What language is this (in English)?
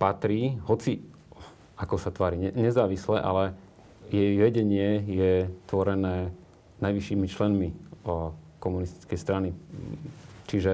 Slovak